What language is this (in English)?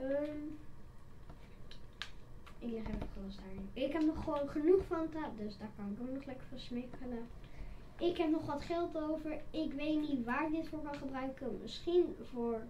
Dutch